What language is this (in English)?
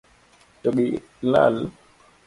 Luo (Kenya and Tanzania)